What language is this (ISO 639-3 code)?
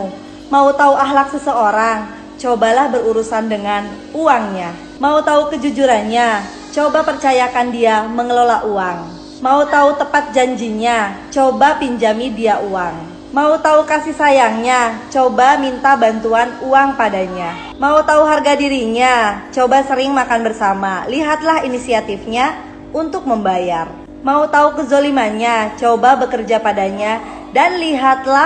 ind